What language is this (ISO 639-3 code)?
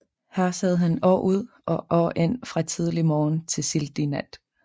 dan